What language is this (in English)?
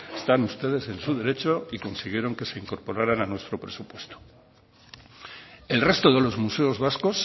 Spanish